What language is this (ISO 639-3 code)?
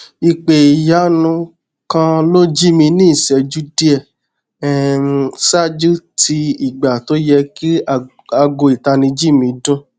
yor